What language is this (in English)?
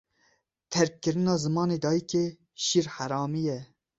Kurdish